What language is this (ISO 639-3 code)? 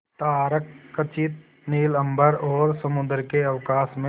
hin